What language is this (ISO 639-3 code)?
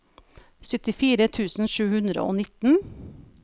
nor